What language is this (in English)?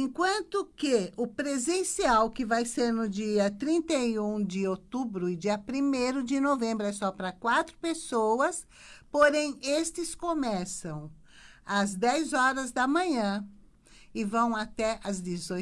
Portuguese